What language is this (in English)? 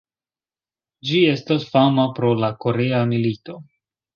Esperanto